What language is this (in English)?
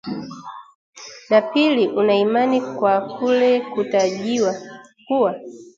Swahili